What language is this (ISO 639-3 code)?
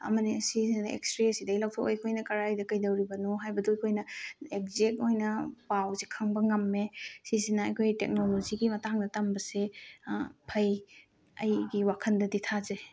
mni